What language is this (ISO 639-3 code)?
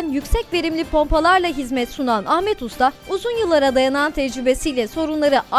tur